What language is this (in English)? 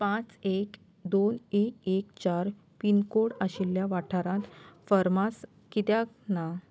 Konkani